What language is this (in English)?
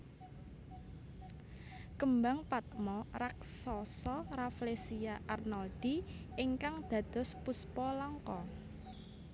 Javanese